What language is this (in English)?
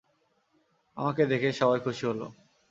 Bangla